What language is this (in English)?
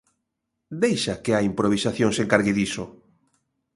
Galician